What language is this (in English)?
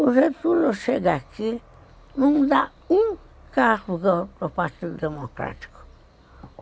Portuguese